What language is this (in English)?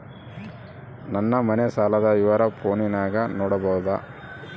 Kannada